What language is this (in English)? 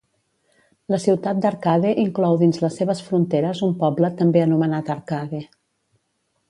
Catalan